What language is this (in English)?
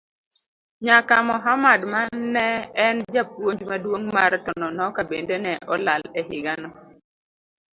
Luo (Kenya and Tanzania)